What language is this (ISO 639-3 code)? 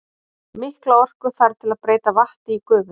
isl